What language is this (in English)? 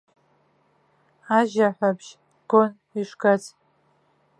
Abkhazian